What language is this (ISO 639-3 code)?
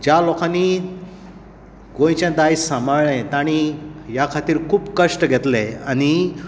kok